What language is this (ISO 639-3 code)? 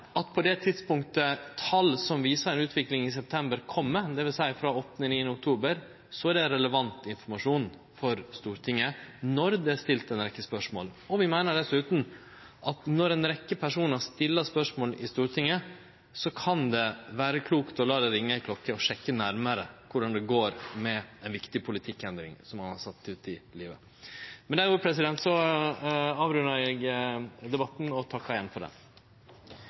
nno